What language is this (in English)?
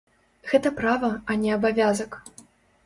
Belarusian